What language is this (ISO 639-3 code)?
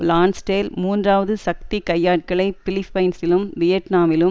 tam